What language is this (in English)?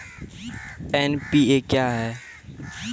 Maithili